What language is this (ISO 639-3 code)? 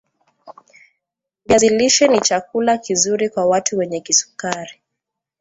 swa